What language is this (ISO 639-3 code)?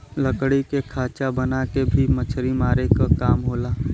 bho